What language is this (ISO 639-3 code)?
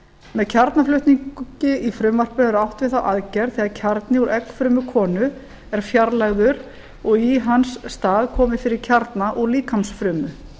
isl